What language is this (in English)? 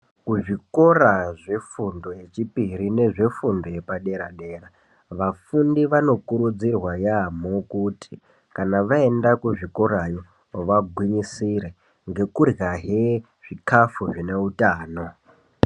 Ndau